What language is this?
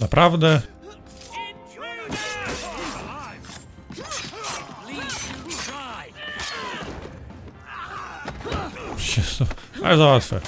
Polish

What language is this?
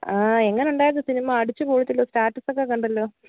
Malayalam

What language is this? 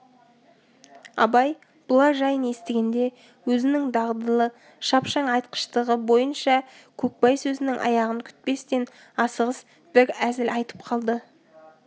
Kazakh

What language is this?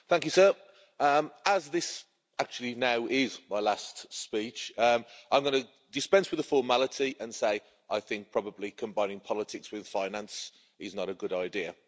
English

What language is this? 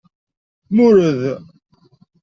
Kabyle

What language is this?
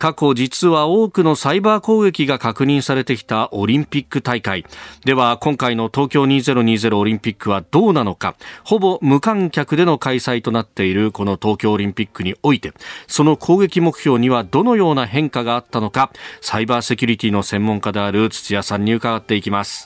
Japanese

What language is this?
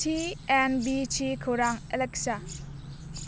Bodo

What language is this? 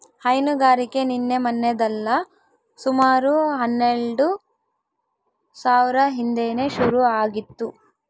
Kannada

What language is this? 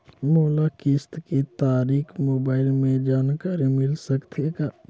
Chhattisgarhi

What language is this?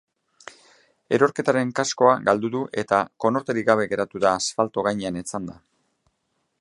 Basque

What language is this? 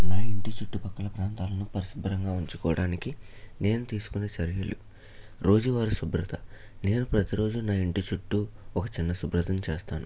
Telugu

